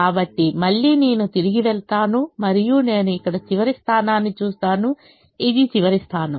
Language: Telugu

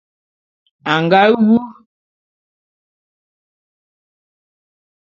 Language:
Bulu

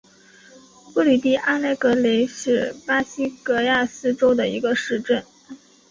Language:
Chinese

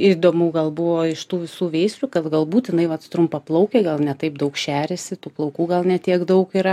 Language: Lithuanian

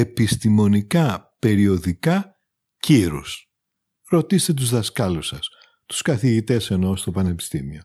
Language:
Greek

